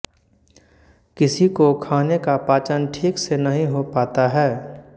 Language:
Hindi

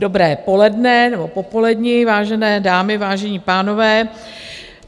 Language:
Czech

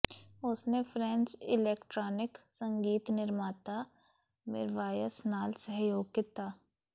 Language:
Punjabi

